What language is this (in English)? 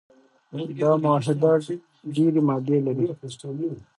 Pashto